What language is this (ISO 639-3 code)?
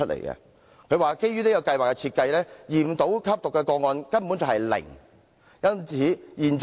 yue